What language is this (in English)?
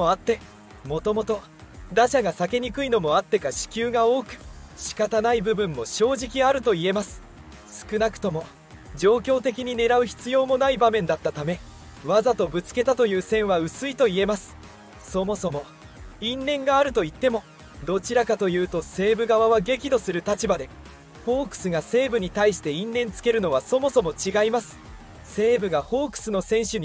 Japanese